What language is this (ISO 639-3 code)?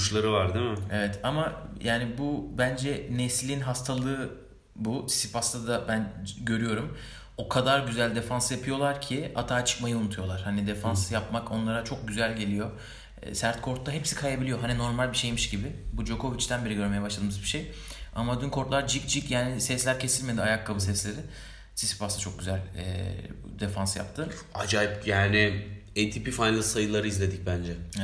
tur